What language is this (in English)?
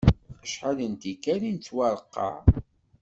Kabyle